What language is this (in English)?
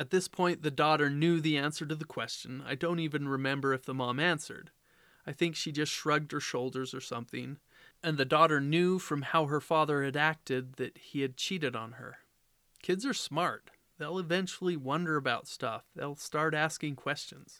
English